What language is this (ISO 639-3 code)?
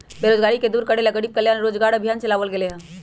mag